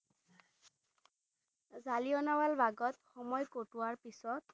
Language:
Assamese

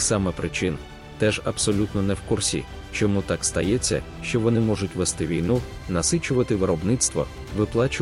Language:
Ukrainian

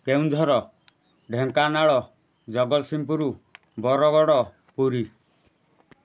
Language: Odia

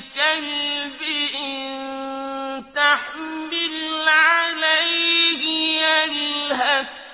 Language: Arabic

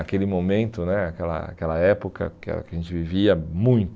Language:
Portuguese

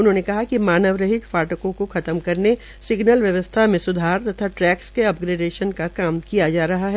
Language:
Hindi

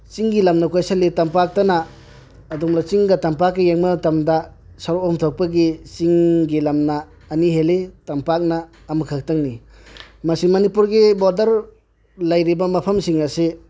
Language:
Manipuri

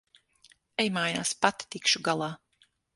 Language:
Latvian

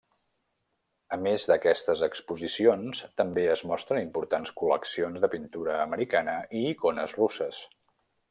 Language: Catalan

